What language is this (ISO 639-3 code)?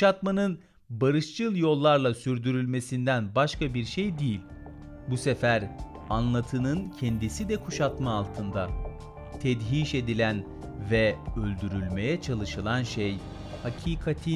tur